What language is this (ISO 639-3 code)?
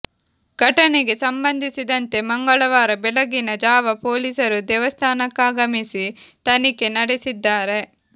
kan